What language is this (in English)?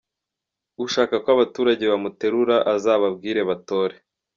Kinyarwanda